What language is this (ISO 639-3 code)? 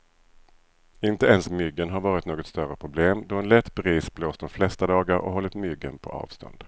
swe